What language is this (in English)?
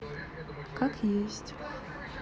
Russian